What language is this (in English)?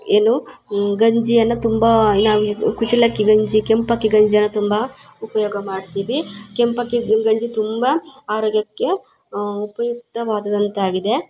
Kannada